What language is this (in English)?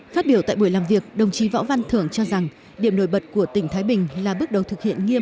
Vietnamese